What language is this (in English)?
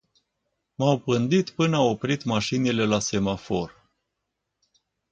Romanian